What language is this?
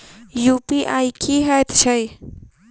Maithili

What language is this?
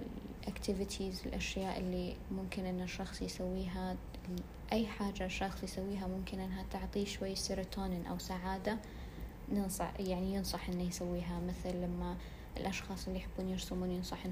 Arabic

